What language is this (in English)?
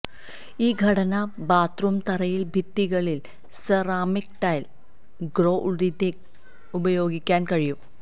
Malayalam